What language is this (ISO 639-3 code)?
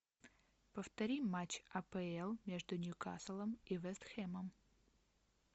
rus